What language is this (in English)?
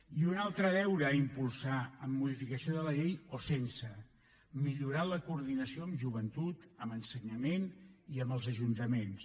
Catalan